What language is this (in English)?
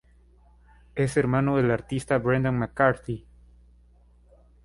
Spanish